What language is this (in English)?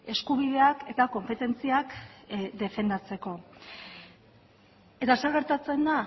Basque